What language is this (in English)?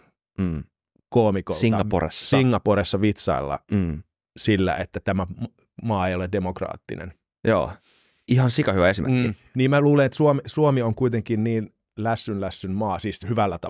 Finnish